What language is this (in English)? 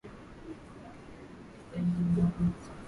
Swahili